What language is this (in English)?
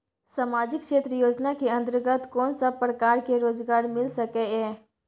Maithili